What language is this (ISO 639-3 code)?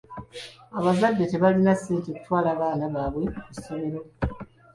lug